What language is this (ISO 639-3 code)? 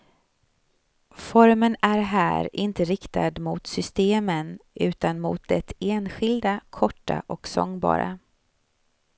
swe